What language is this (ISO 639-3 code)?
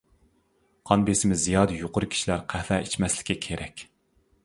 uig